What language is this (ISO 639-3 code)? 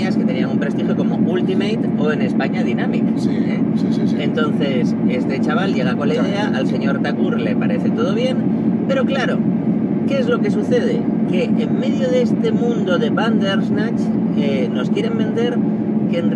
spa